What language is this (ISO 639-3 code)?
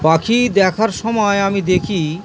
ben